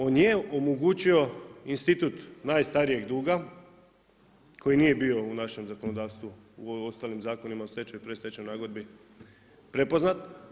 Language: Croatian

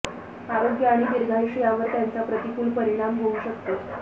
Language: Marathi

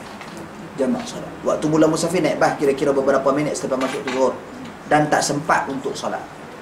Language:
Malay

